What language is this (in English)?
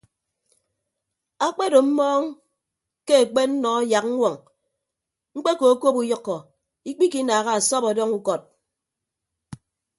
Ibibio